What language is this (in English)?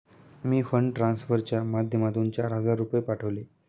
Marathi